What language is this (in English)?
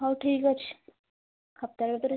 Odia